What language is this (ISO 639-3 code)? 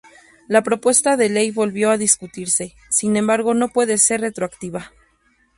spa